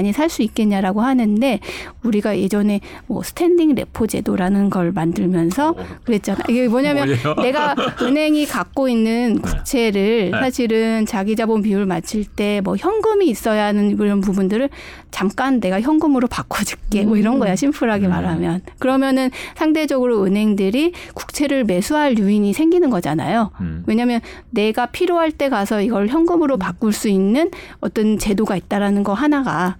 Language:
Korean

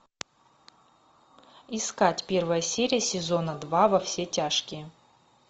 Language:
Russian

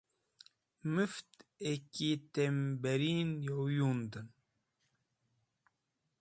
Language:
Wakhi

